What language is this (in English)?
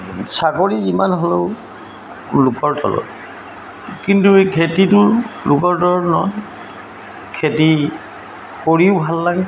Assamese